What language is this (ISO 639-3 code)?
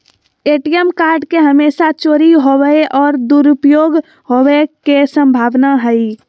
mag